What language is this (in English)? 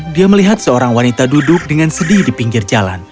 Indonesian